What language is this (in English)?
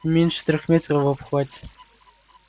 Russian